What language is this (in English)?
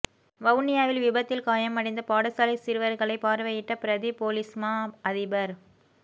Tamil